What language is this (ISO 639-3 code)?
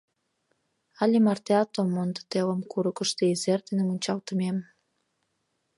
chm